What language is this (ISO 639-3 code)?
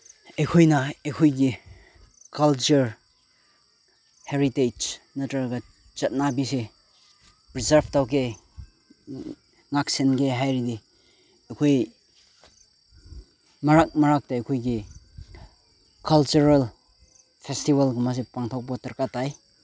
mni